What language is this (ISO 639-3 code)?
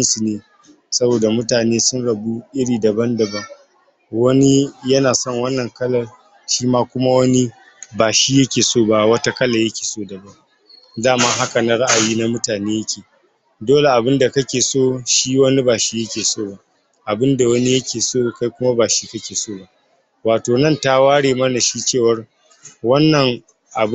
hau